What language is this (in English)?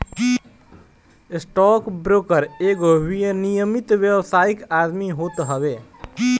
Bhojpuri